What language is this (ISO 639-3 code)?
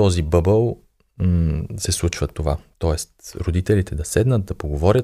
bul